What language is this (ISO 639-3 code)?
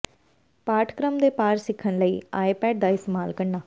pan